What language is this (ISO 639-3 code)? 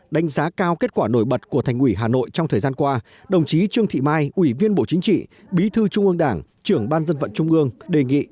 vie